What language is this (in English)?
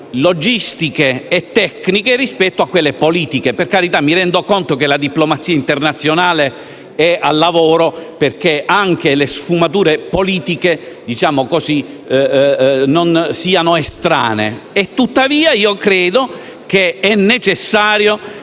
Italian